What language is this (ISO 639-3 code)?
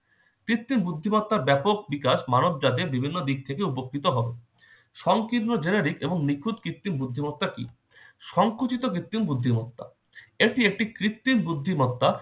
ben